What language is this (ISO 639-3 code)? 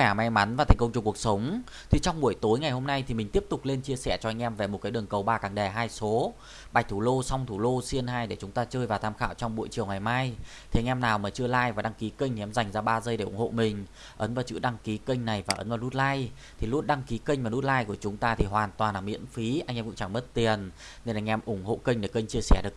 vie